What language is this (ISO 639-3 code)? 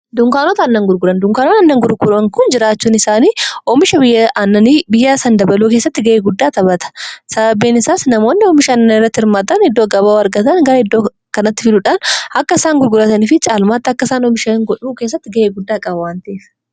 orm